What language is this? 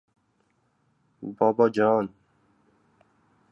Uzbek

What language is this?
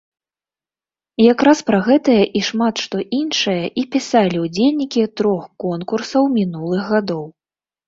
Belarusian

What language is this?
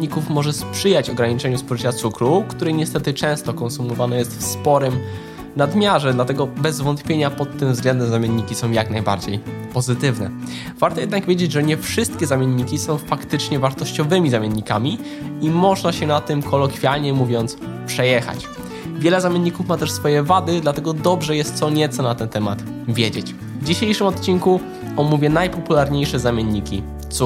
Polish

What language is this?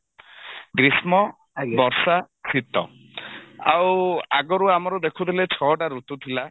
Odia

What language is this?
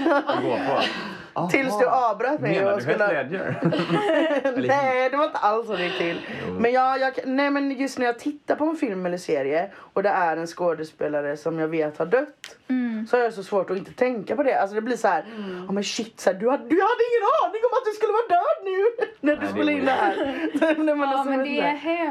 Swedish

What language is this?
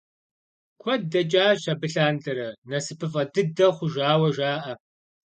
Kabardian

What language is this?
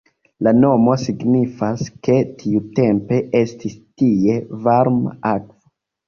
Esperanto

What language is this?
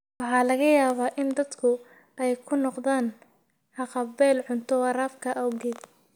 Somali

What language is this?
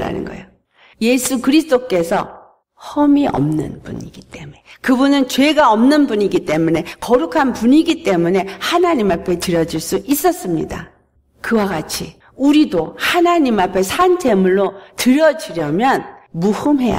Korean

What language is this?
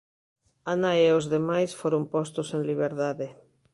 Galician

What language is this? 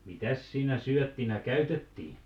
Finnish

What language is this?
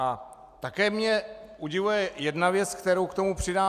Czech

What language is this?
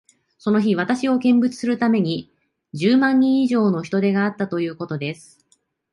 Japanese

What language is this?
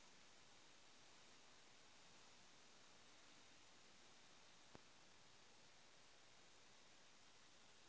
Magahi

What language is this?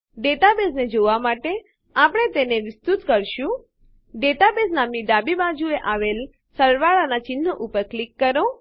Gujarati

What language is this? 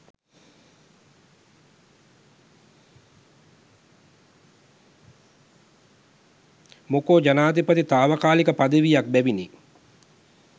Sinhala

